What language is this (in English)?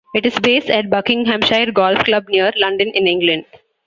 English